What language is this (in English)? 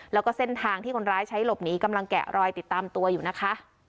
Thai